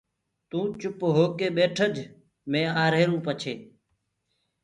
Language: Gurgula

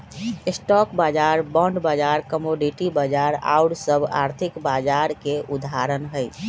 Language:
Magahi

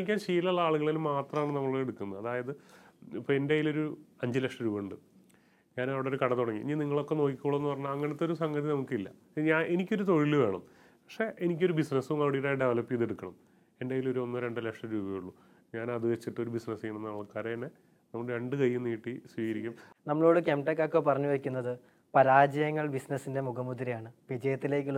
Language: Malayalam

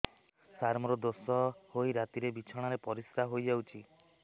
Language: Odia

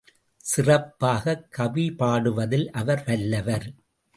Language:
Tamil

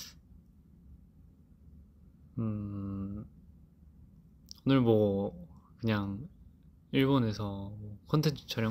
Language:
Korean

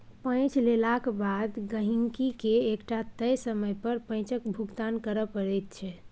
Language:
Maithili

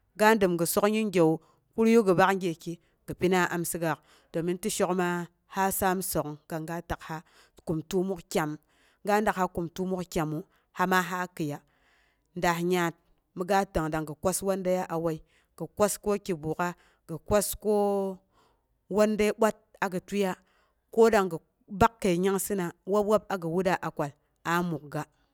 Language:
Boghom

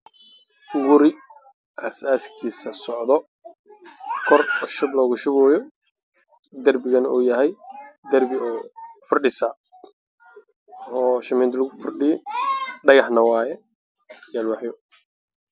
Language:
Somali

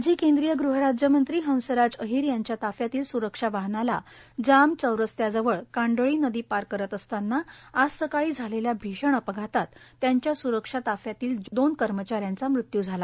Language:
Marathi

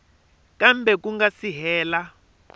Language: Tsonga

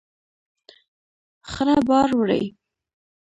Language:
Pashto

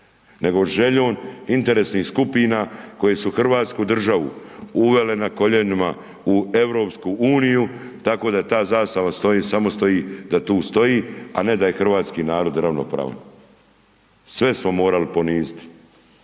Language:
Croatian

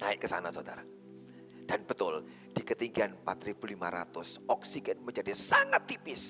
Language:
Indonesian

